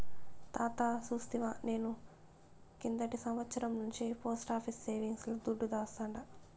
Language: Telugu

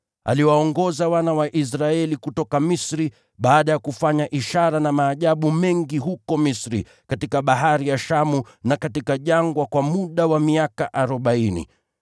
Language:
Swahili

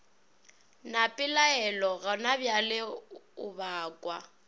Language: Northern Sotho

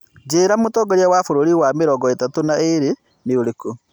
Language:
Kikuyu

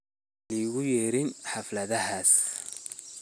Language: Somali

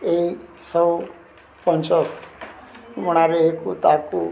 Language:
Odia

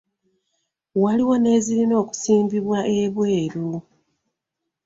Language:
Ganda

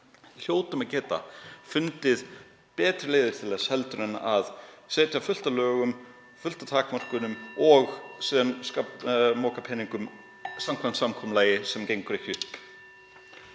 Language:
Icelandic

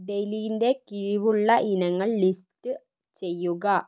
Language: Malayalam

